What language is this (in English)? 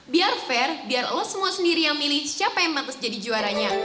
Indonesian